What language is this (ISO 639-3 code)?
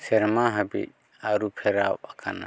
sat